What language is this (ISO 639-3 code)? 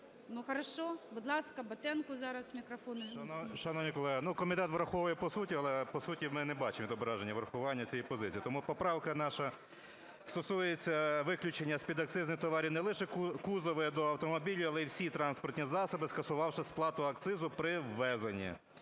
ukr